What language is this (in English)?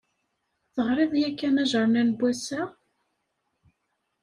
Kabyle